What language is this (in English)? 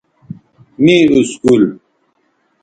Bateri